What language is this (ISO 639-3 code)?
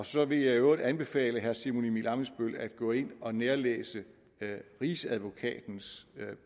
dan